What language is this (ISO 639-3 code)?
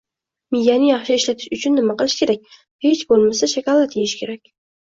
uzb